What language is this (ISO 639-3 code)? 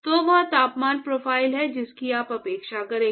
hin